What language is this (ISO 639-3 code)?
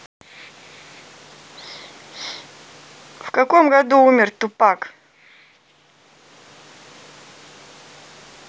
rus